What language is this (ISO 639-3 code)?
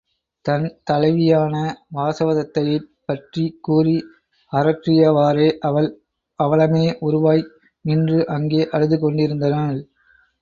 tam